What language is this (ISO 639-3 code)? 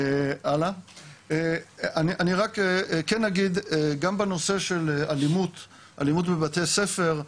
heb